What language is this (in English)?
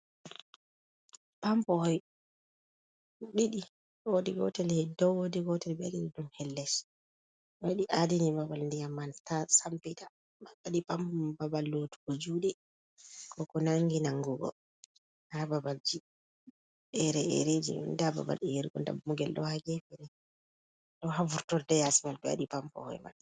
Fula